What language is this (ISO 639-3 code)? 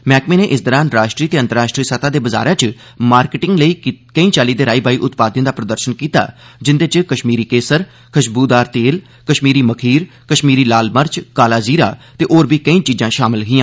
doi